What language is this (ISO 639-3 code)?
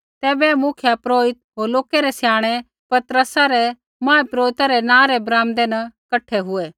kfx